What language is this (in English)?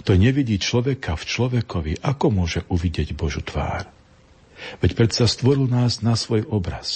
Slovak